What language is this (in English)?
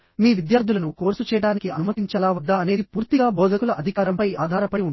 Telugu